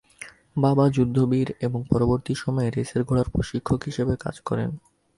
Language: Bangla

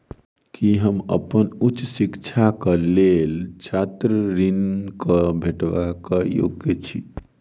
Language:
Maithili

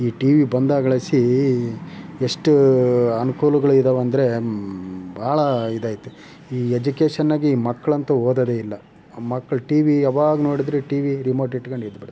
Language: Kannada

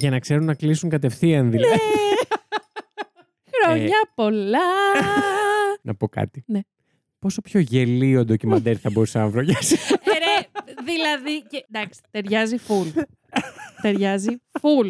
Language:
Greek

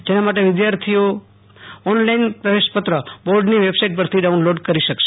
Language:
Gujarati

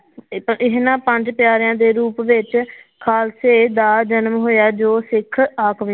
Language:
Punjabi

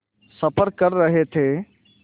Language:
Hindi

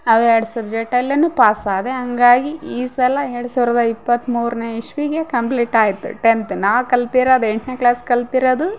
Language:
Kannada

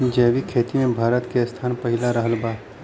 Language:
Bhojpuri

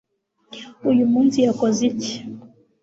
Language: Kinyarwanda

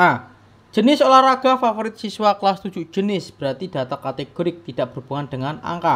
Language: Indonesian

